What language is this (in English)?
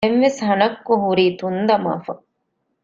Divehi